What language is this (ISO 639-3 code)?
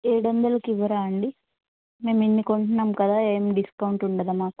tel